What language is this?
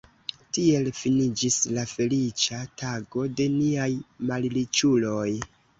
Esperanto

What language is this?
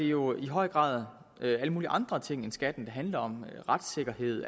Danish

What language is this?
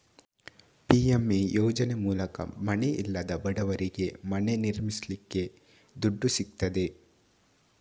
Kannada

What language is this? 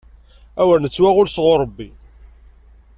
Kabyle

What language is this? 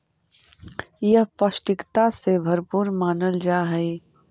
Magahi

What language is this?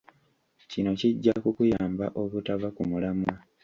Ganda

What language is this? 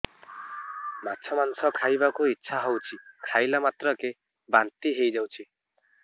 Odia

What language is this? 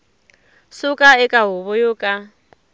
Tsonga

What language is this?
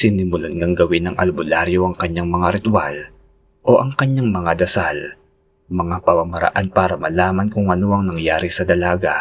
Filipino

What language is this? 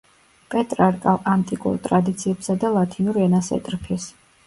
Georgian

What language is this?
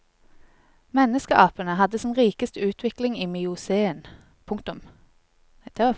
Norwegian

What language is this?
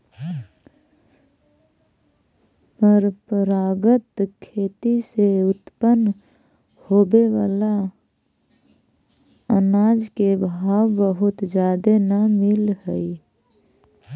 Magahi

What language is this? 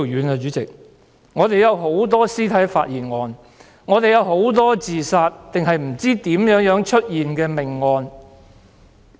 Cantonese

